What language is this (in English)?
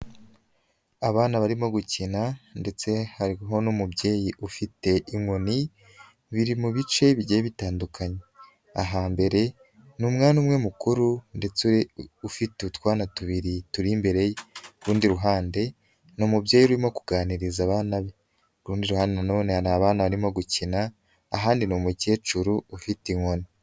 Kinyarwanda